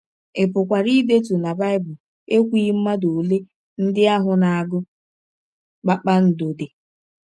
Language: Igbo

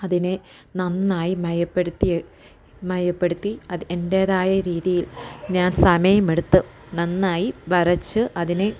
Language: Malayalam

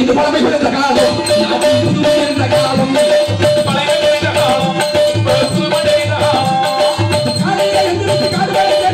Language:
Tamil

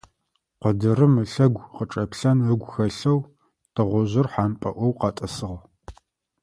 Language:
Adyghe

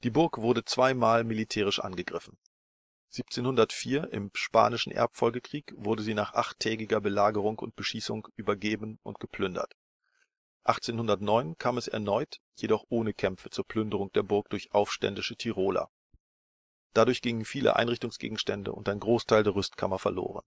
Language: German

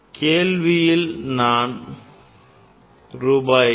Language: Tamil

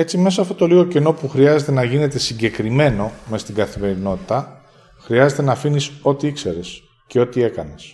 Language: Greek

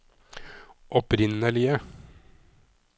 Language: Norwegian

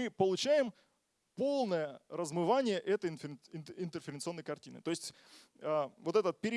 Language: Russian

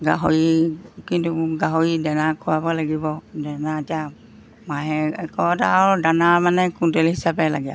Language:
Assamese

